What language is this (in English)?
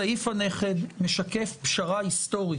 Hebrew